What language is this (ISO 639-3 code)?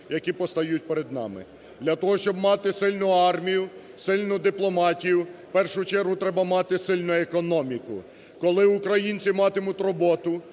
ukr